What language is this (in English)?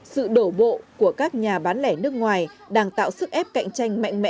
Vietnamese